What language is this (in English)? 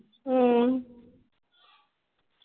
Punjabi